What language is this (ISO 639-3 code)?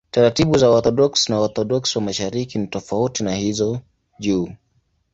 swa